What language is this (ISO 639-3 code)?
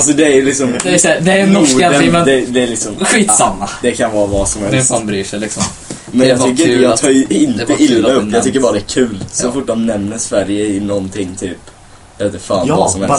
swe